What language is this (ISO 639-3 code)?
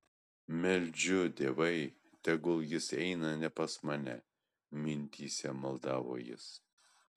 lit